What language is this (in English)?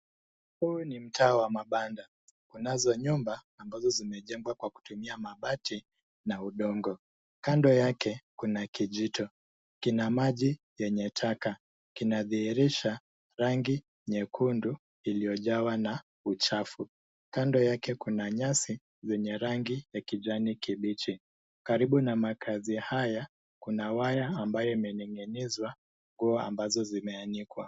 Swahili